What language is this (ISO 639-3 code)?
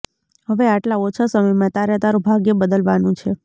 guj